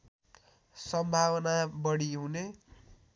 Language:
Nepali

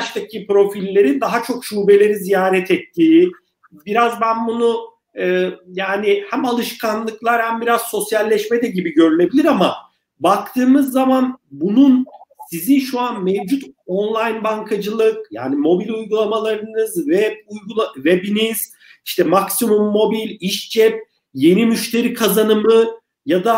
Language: Turkish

